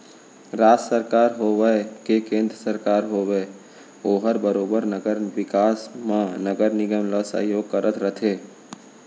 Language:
Chhattisgarhi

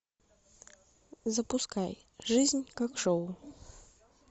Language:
Russian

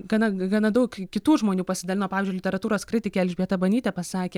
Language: Lithuanian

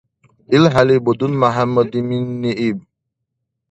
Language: Dargwa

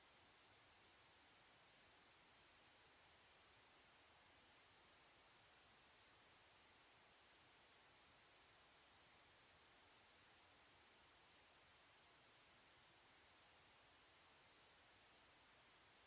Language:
Italian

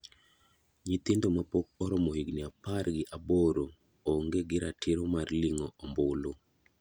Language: Luo (Kenya and Tanzania)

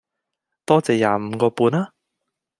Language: Cantonese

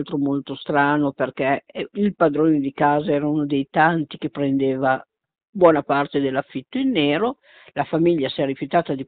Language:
Italian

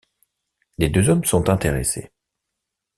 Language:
French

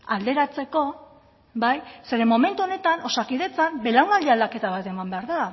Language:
Basque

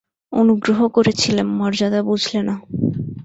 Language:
Bangla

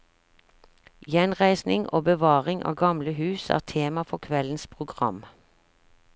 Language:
Norwegian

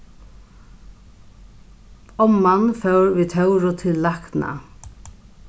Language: Faroese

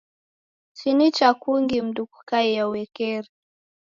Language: Taita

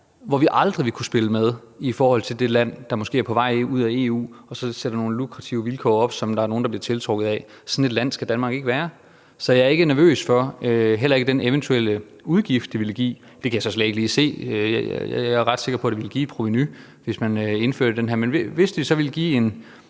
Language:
Danish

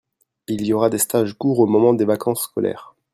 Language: French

